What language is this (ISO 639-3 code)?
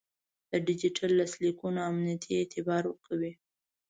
pus